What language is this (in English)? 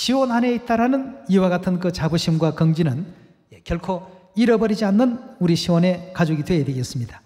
Korean